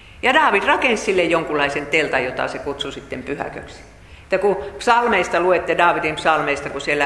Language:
Finnish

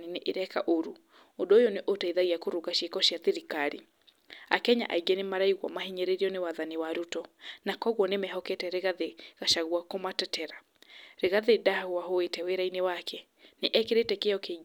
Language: Kikuyu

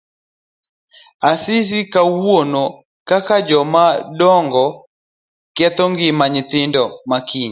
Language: Luo (Kenya and Tanzania)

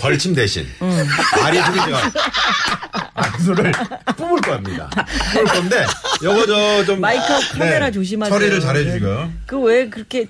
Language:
Korean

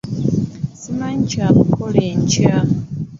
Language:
Ganda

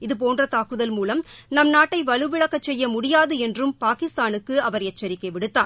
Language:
Tamil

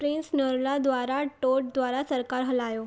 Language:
Sindhi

